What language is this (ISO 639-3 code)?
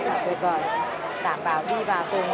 vie